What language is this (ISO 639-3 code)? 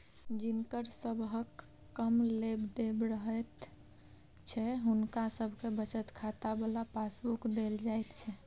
mai